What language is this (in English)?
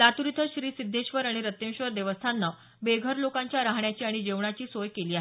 Marathi